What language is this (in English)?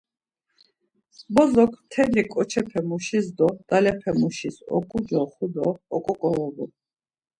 Laz